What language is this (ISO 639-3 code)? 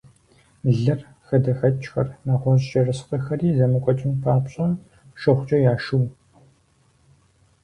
kbd